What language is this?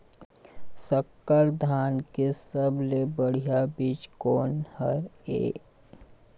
Chhattisgarhi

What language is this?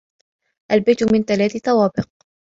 Arabic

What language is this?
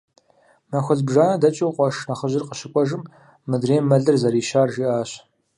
Kabardian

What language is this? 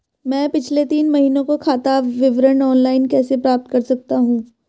Hindi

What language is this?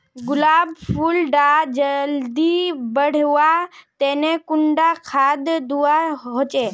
Magahi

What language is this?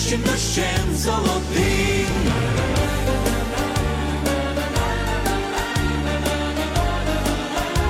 Ukrainian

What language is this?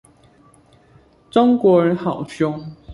Chinese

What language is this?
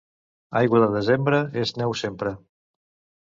Catalan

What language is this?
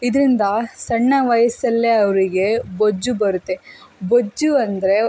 Kannada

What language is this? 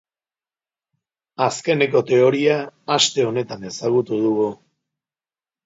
Basque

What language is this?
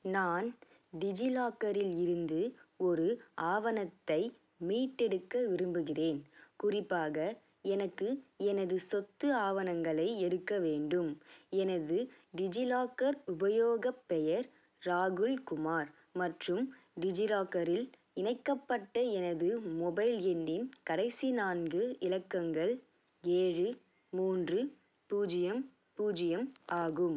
Tamil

